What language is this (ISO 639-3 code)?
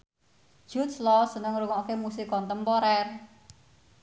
jav